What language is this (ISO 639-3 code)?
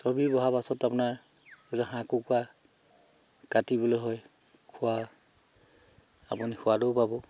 asm